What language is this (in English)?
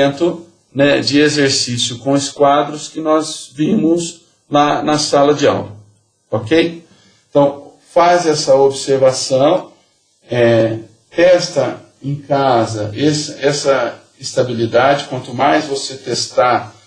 Portuguese